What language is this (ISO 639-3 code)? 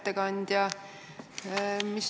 est